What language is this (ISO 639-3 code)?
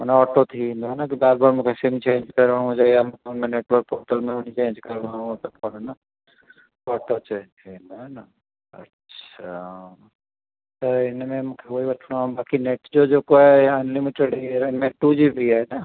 snd